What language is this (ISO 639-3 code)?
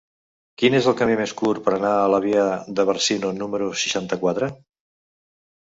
cat